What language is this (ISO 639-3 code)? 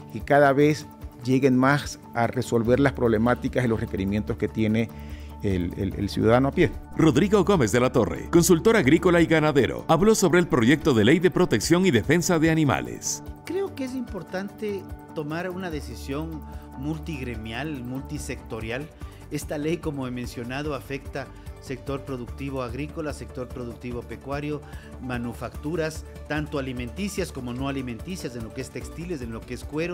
spa